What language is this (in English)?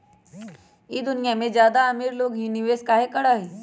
Magahi